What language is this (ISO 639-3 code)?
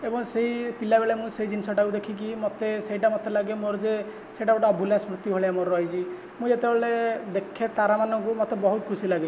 ori